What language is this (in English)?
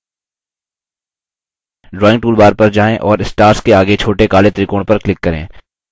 Hindi